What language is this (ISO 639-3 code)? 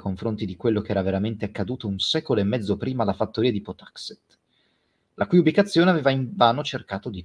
ita